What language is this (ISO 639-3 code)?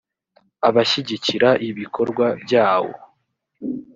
kin